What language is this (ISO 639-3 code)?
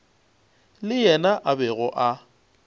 nso